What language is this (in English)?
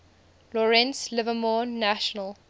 English